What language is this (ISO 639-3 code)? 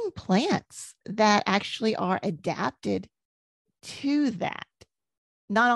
eng